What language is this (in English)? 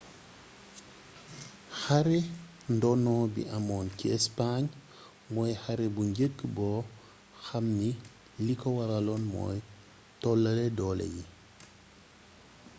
Wolof